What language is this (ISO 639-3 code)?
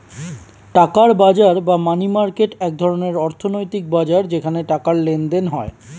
ben